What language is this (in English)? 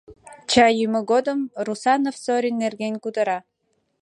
Mari